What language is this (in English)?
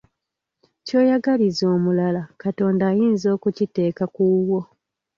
Ganda